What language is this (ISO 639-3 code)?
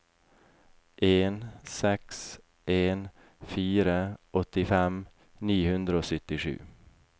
nor